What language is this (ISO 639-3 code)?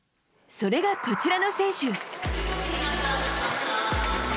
jpn